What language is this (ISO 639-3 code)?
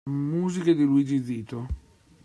ita